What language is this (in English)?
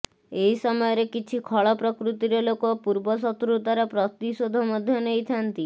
Odia